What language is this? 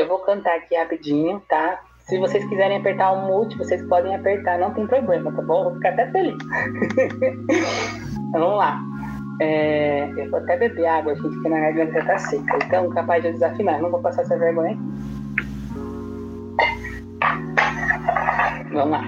Portuguese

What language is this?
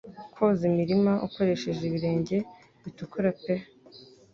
Kinyarwanda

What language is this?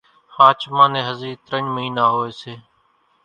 Kachi Koli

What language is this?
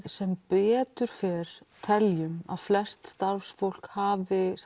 Icelandic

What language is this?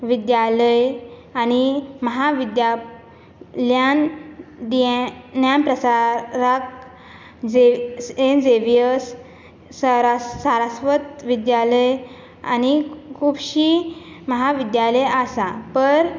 Konkani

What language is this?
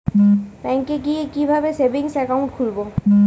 Bangla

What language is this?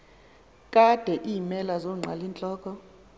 Xhosa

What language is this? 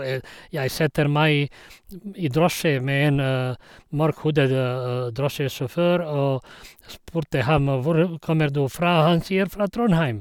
Norwegian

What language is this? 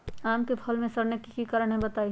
Magahi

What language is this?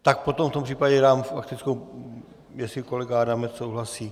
Czech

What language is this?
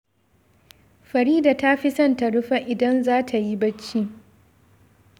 Hausa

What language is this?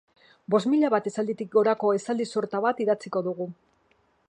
Basque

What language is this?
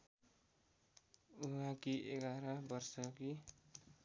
Nepali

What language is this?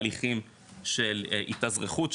Hebrew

